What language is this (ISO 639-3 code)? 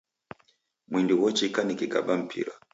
dav